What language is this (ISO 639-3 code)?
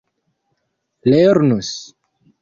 epo